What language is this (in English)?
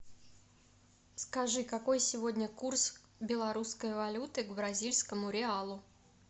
Russian